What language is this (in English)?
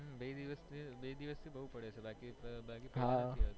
Gujarati